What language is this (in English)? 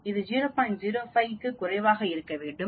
Tamil